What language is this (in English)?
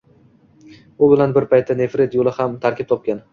Uzbek